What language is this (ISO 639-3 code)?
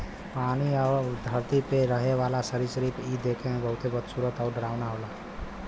bho